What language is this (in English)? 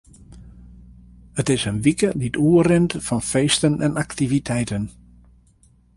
Western Frisian